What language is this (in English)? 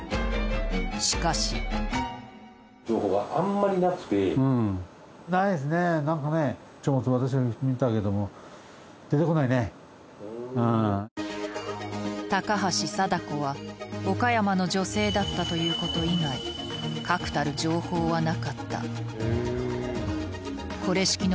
Japanese